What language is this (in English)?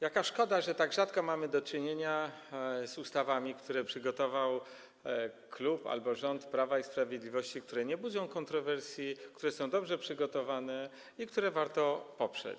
Polish